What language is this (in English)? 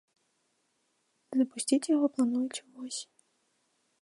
Belarusian